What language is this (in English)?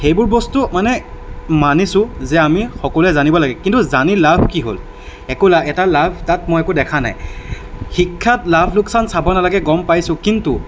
Assamese